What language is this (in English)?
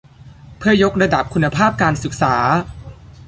Thai